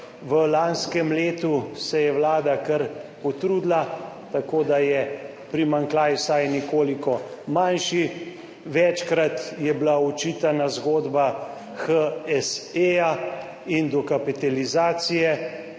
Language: Slovenian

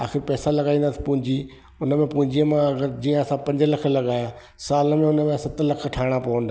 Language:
Sindhi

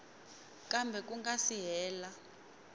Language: Tsonga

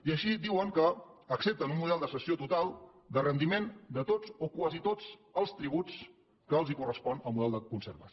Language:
Catalan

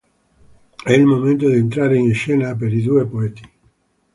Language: Italian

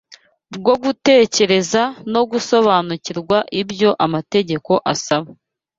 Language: Kinyarwanda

